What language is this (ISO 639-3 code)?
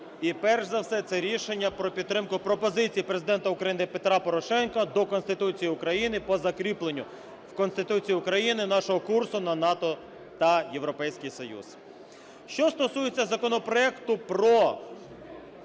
ukr